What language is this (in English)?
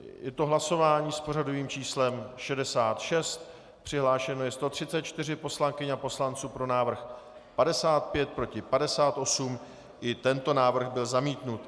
Czech